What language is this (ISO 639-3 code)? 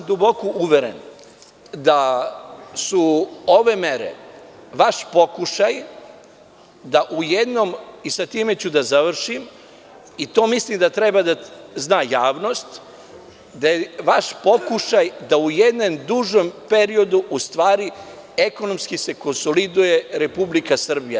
srp